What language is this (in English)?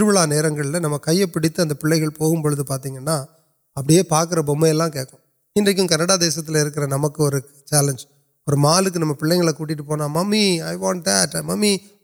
Urdu